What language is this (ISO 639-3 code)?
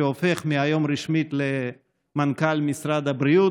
heb